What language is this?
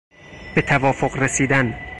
Persian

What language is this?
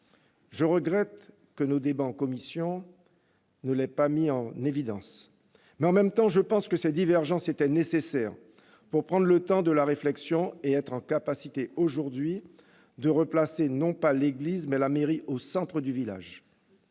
French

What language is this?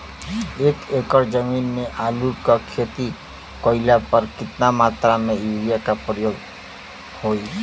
Bhojpuri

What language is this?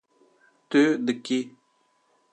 Kurdish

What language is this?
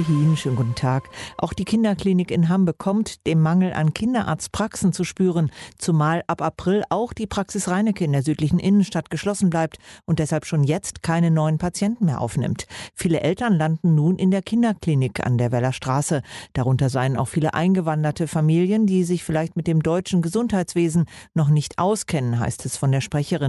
German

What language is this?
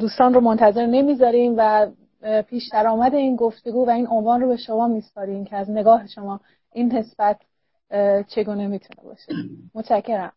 Persian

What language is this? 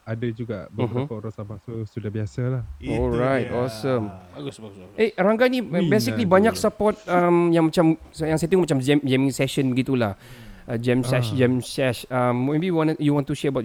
Malay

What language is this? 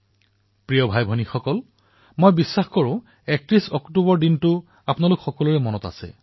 Assamese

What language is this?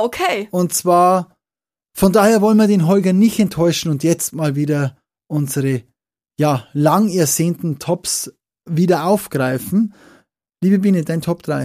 German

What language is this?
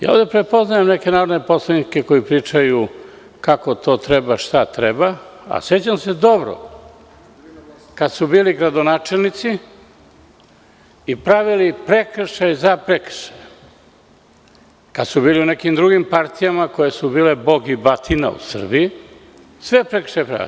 Serbian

